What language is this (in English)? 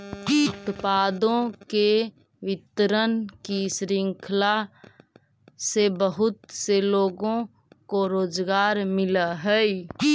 Magahi